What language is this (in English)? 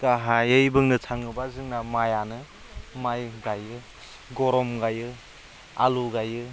Bodo